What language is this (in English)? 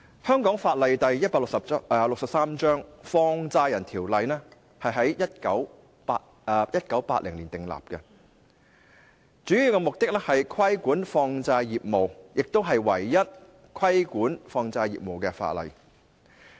Cantonese